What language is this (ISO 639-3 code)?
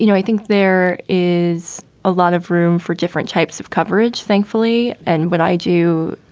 eng